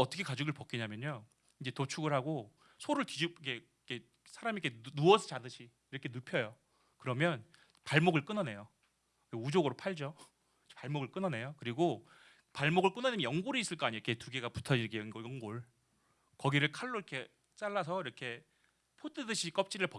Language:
Korean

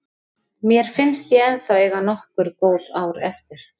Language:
Icelandic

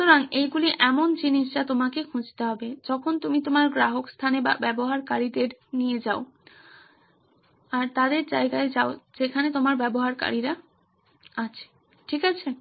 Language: Bangla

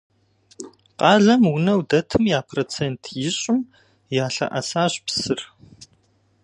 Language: Kabardian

